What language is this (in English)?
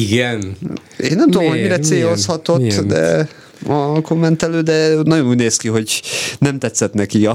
Hungarian